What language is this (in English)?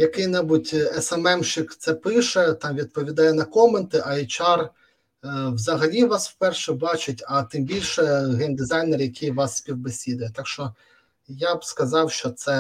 Ukrainian